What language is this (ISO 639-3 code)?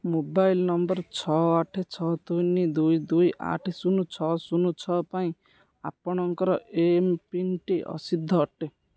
ori